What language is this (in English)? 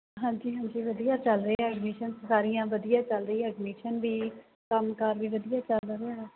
Punjabi